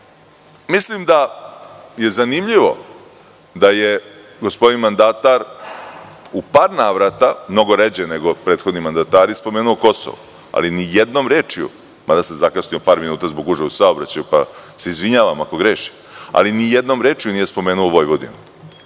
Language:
Serbian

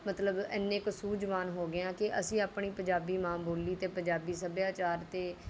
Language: Punjabi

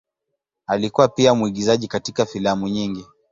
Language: Swahili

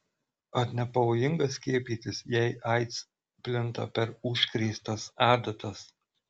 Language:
Lithuanian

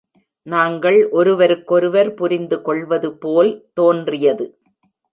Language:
Tamil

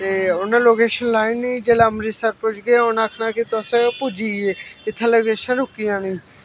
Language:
Dogri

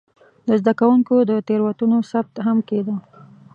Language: Pashto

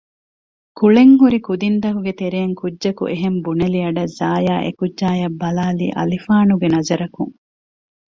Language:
Divehi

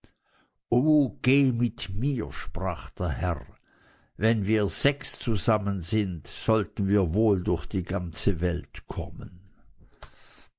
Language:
German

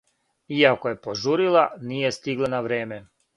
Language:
Serbian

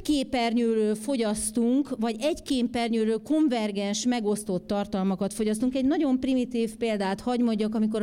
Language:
Hungarian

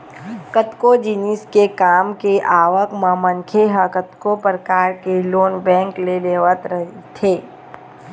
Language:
Chhattisgarhi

